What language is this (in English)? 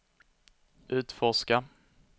Swedish